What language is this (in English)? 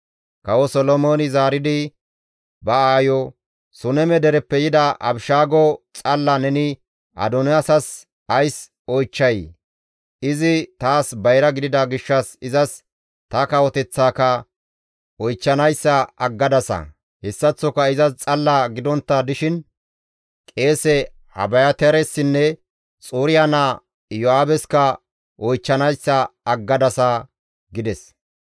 Gamo